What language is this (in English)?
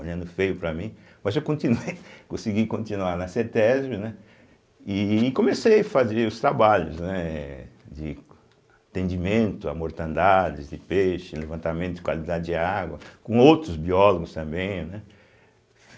Portuguese